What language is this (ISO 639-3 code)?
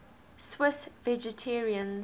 eng